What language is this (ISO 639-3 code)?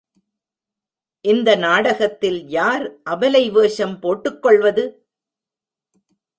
tam